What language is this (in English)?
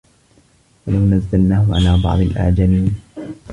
Arabic